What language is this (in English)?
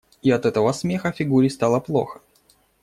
Russian